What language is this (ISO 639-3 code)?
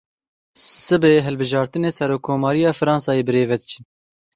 kur